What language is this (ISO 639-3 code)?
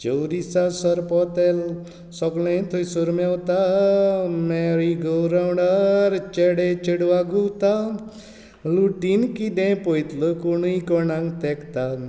kok